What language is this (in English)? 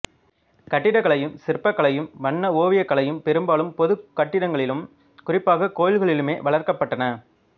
Tamil